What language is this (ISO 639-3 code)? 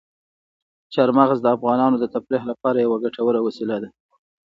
pus